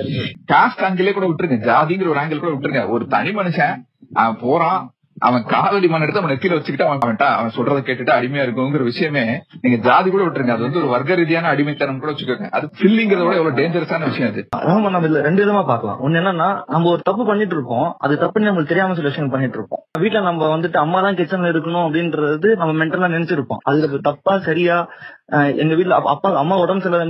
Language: Tamil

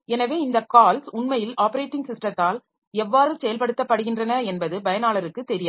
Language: Tamil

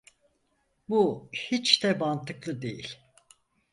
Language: Turkish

